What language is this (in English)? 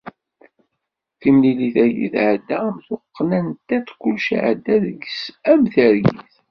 Kabyle